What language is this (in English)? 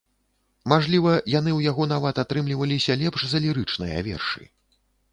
Belarusian